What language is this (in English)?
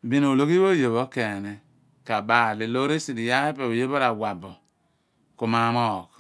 Abua